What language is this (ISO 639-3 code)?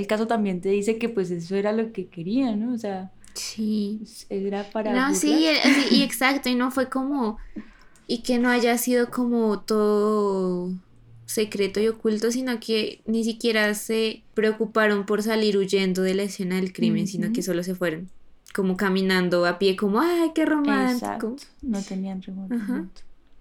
spa